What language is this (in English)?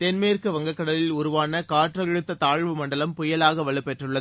Tamil